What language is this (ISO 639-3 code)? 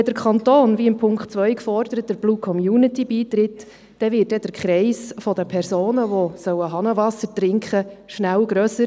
gsw